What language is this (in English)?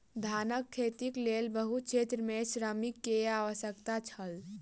Maithili